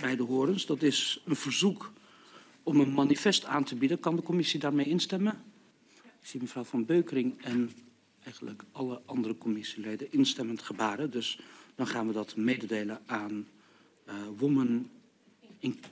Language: Dutch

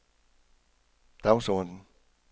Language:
Danish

